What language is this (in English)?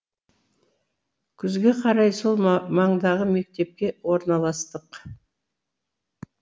Kazakh